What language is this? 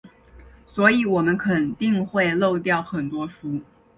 Chinese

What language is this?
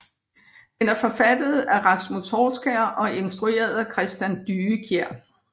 Danish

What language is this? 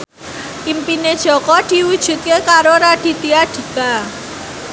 Javanese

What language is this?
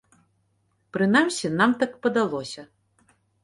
Belarusian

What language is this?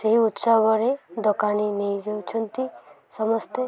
Odia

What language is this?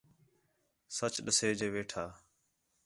Khetrani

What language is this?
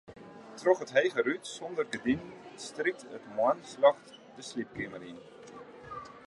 Western Frisian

